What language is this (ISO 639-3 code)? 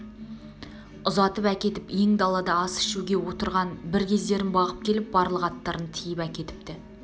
kaz